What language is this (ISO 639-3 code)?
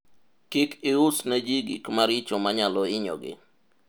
luo